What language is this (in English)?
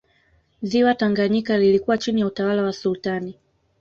Swahili